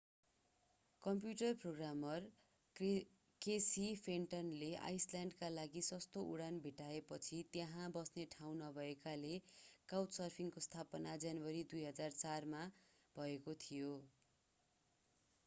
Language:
Nepali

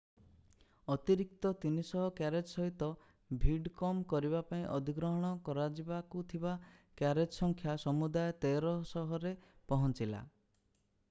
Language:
Odia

